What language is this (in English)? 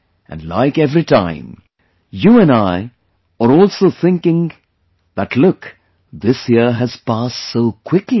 English